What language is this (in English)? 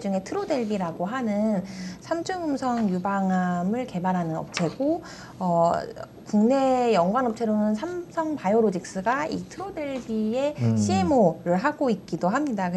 Korean